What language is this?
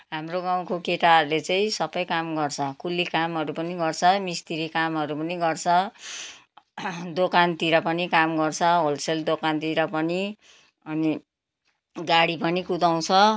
Nepali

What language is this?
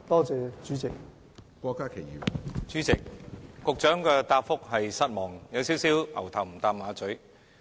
Cantonese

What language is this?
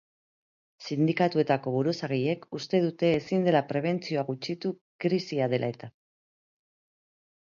Basque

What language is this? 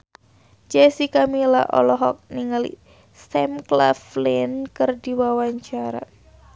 Sundanese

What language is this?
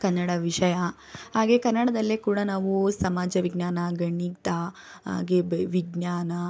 Kannada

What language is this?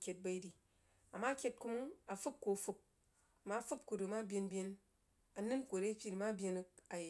Jiba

